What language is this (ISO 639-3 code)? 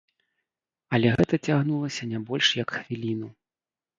bel